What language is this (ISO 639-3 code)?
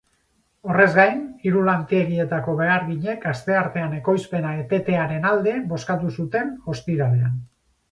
eus